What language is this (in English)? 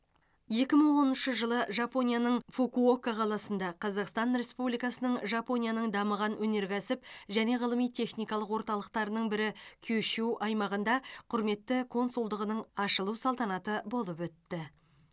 Kazakh